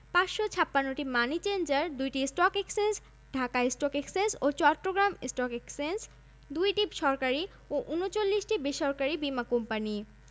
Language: Bangla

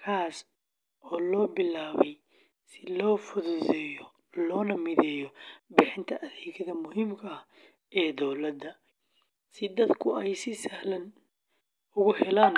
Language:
Somali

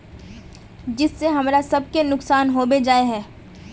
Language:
Magahi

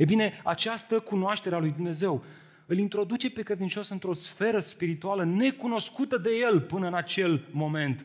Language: Romanian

